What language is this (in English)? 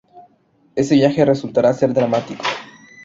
Spanish